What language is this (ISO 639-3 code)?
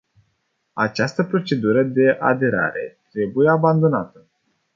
ron